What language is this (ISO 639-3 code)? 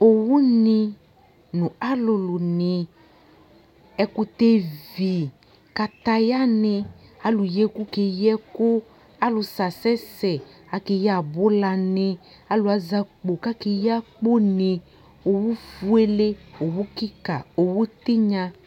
kpo